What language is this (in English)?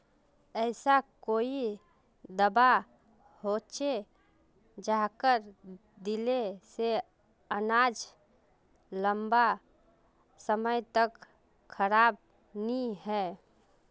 Magahi